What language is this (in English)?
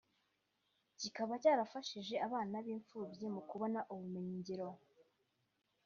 Kinyarwanda